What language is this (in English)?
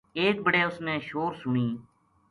Gujari